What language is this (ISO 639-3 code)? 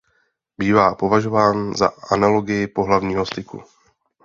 ces